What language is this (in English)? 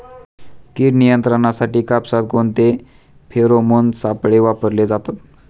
Marathi